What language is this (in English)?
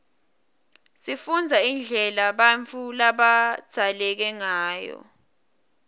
Swati